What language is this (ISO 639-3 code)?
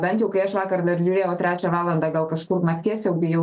lit